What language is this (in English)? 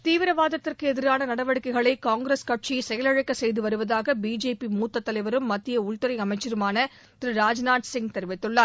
Tamil